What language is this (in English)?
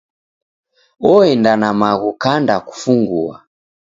Taita